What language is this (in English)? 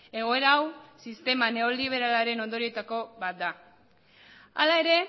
Basque